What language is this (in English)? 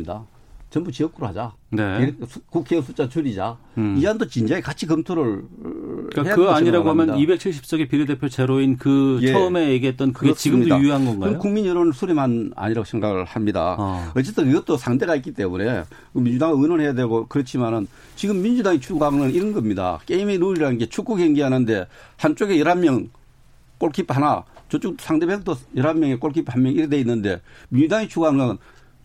Korean